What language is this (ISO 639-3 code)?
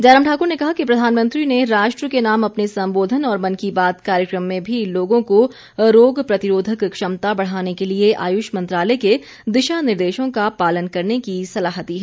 hin